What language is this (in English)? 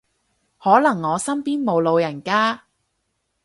Cantonese